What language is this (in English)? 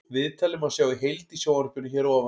Icelandic